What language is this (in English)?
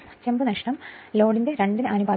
Malayalam